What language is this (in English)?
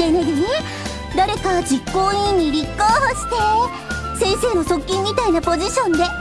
Japanese